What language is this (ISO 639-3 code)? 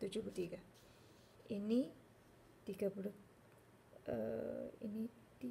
msa